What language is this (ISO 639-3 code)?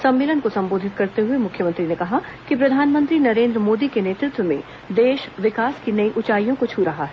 hin